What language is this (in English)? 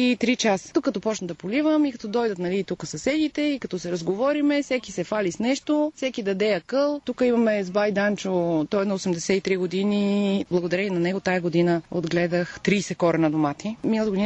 Bulgarian